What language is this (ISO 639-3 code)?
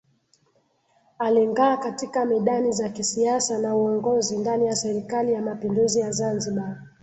swa